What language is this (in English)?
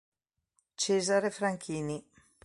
Italian